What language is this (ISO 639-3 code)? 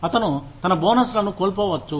tel